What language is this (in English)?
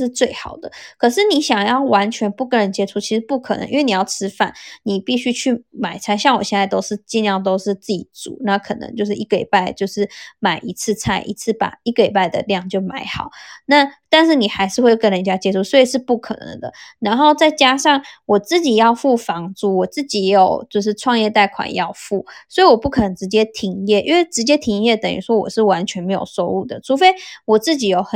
Chinese